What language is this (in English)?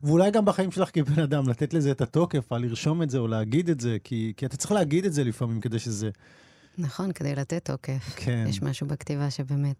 Hebrew